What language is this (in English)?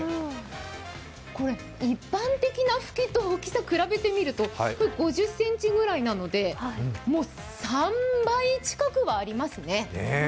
Japanese